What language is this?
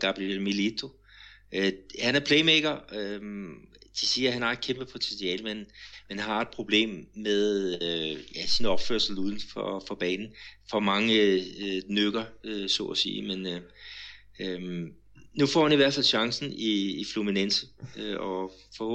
Danish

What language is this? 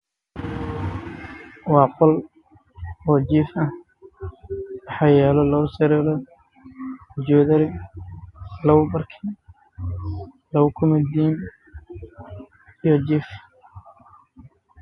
Somali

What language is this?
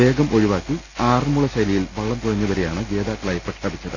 Malayalam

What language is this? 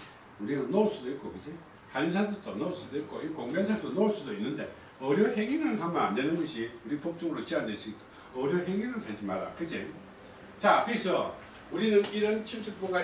Korean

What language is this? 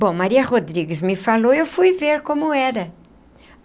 Portuguese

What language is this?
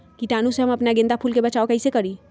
Magahi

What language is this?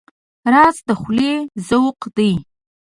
Pashto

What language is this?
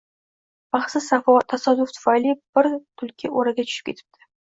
Uzbek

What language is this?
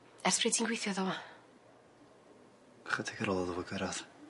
Welsh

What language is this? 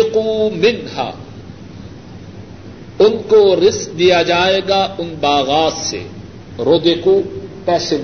Urdu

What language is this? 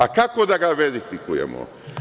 Serbian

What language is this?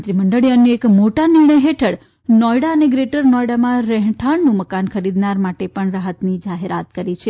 Gujarati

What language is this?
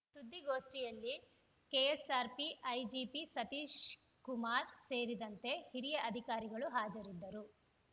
Kannada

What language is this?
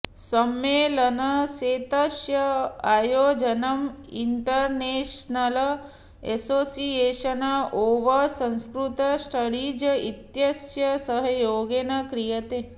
Sanskrit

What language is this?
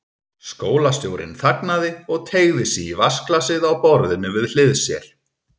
Icelandic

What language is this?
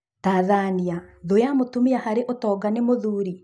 Kikuyu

